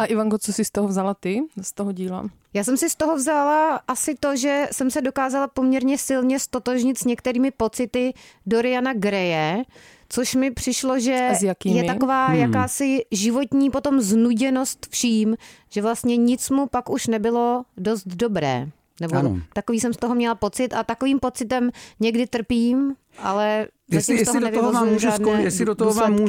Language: Czech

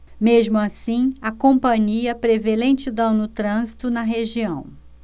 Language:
Portuguese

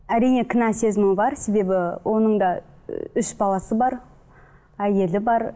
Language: Kazakh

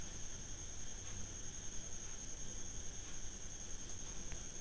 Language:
Telugu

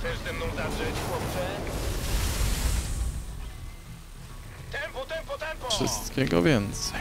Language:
Polish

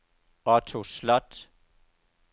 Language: Danish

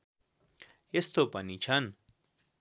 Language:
Nepali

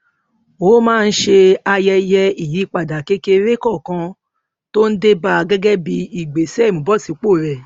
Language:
Yoruba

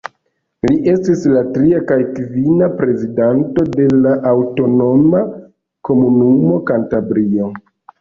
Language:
Esperanto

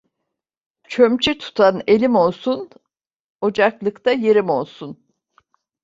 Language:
Turkish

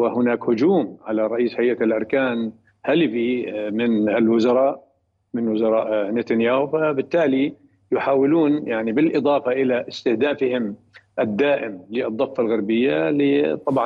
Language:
Arabic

